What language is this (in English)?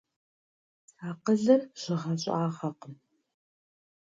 Kabardian